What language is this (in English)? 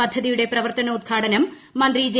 Malayalam